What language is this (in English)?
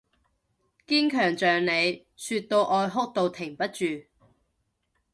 Cantonese